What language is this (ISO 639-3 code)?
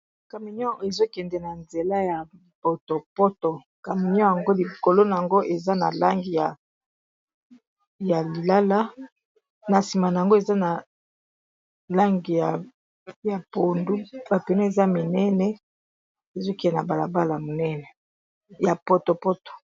lin